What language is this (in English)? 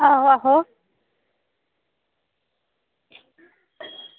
Dogri